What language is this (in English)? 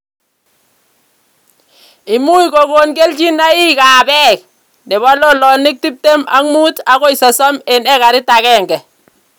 Kalenjin